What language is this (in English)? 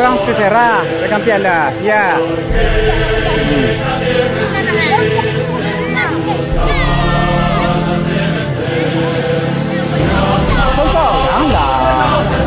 Romanian